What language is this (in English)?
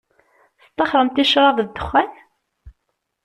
Kabyle